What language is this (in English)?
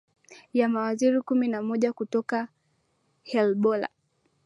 Swahili